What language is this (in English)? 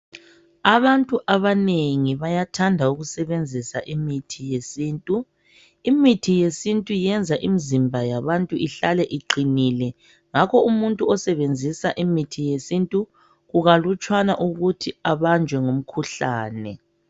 North Ndebele